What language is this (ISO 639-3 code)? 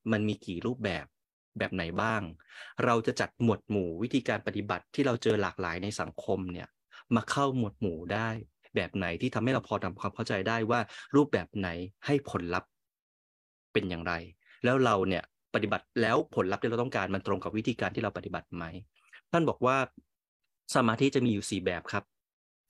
tha